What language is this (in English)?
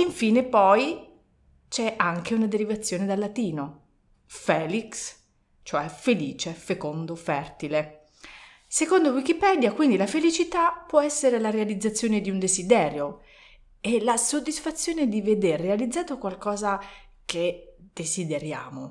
Italian